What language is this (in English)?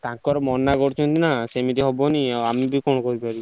Odia